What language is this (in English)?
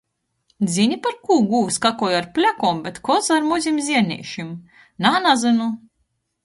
Latgalian